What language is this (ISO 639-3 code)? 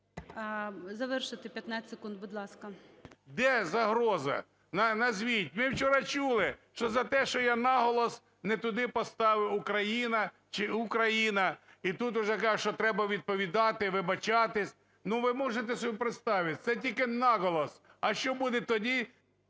ukr